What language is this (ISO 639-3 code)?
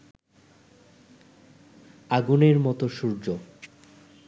ben